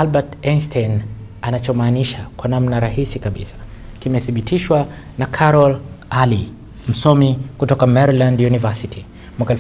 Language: Swahili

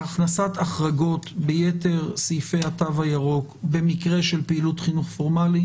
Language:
Hebrew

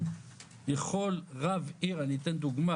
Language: Hebrew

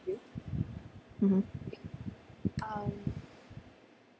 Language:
English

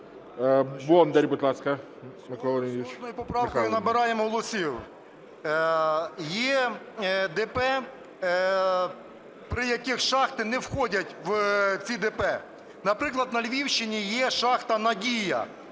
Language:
Ukrainian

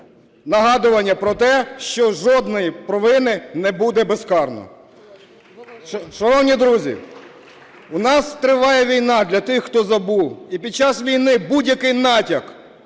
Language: Ukrainian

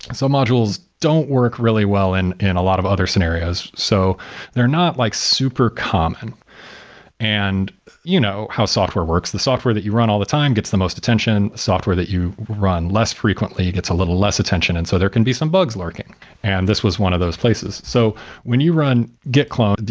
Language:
English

